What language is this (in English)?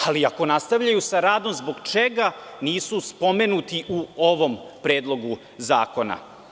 Serbian